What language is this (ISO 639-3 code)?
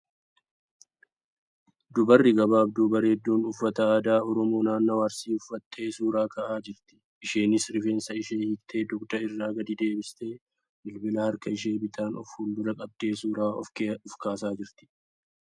orm